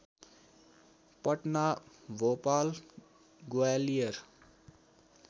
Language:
Nepali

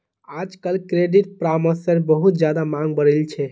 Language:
Magahi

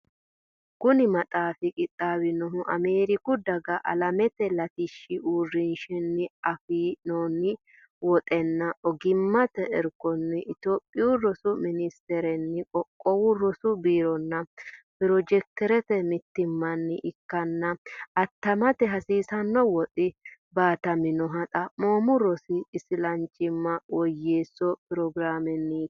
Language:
Sidamo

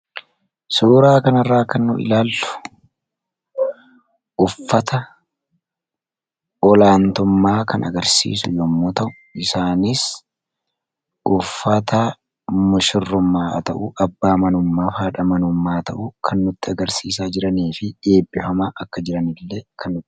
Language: Oromo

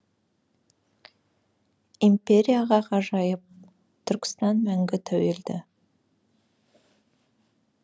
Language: Kazakh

